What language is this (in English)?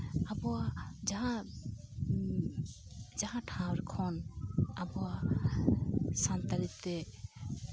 Santali